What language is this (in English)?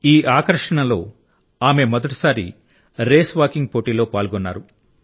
Telugu